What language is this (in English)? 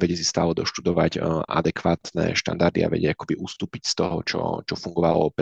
Czech